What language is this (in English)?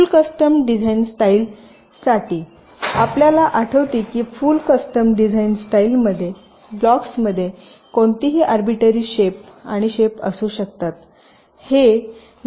Marathi